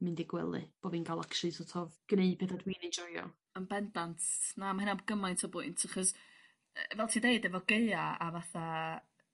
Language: Welsh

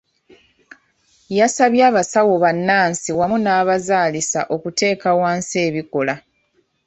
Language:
Ganda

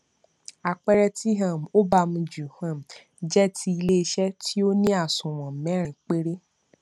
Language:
Yoruba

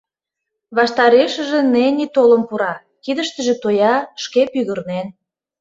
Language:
Mari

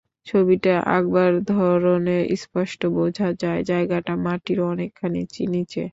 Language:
Bangla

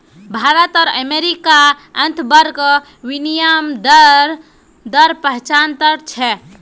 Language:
Magahi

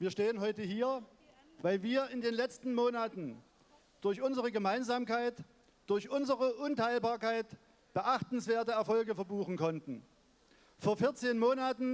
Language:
German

